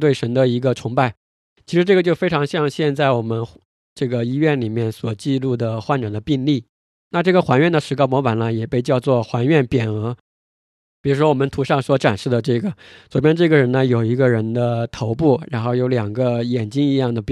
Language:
Chinese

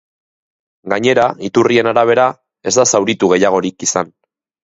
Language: Basque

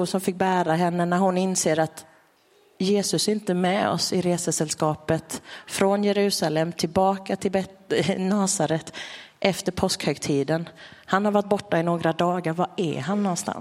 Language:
Swedish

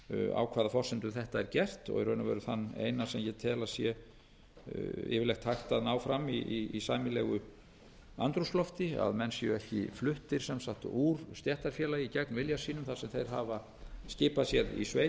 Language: Icelandic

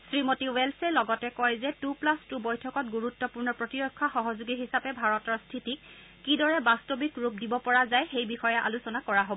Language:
Assamese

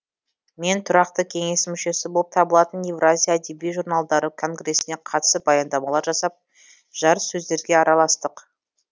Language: Kazakh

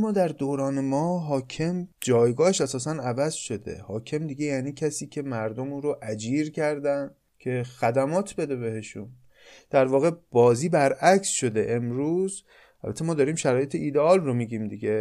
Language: Persian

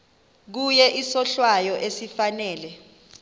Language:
Xhosa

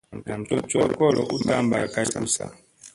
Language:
Musey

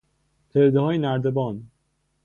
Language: Persian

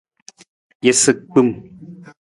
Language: Nawdm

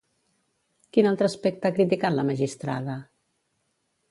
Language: Catalan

